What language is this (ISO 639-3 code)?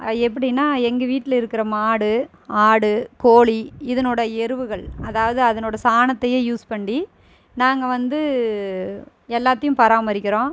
tam